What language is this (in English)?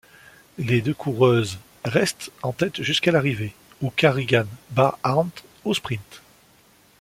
French